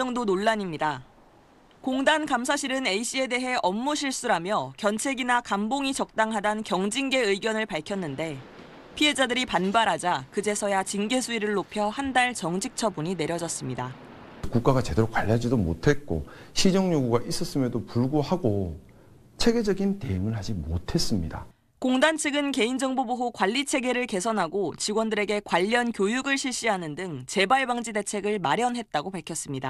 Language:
Korean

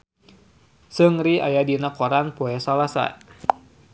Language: Sundanese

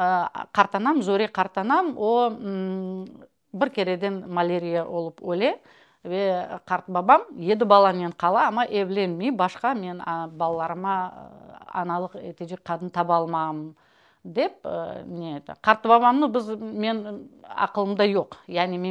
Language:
Russian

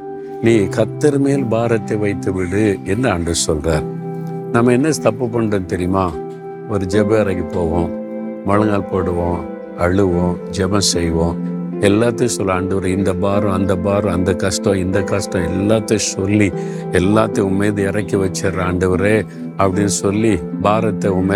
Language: Tamil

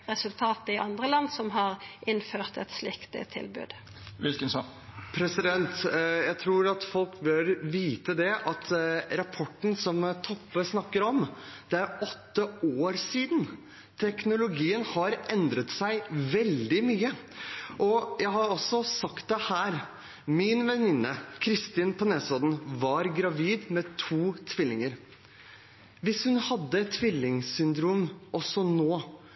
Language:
Norwegian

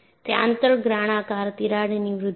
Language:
Gujarati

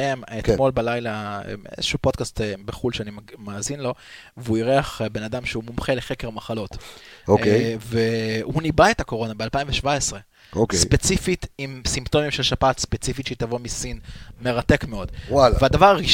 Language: Hebrew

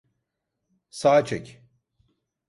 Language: Turkish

